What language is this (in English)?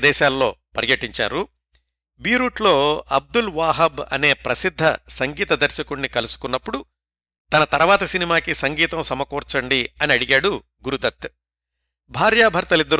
Telugu